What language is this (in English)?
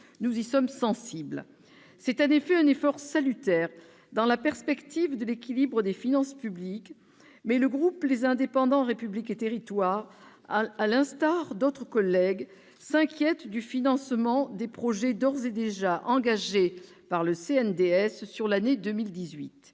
French